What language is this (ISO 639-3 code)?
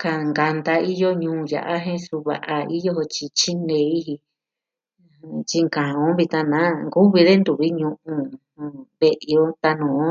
meh